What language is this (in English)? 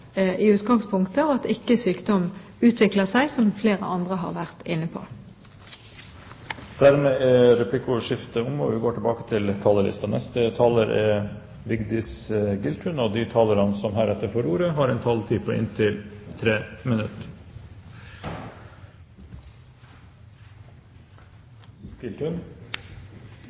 Norwegian Bokmål